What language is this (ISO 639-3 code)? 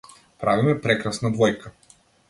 mkd